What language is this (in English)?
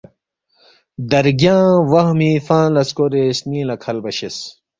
Balti